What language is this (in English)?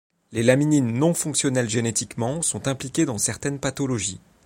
French